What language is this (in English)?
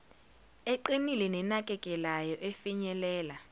Zulu